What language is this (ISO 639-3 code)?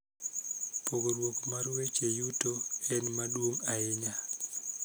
luo